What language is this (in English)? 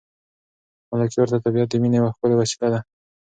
Pashto